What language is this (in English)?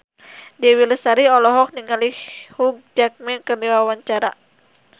Sundanese